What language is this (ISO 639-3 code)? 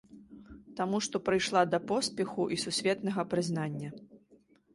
bel